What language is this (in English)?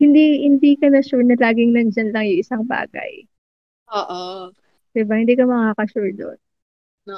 Filipino